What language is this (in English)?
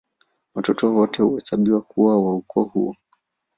Swahili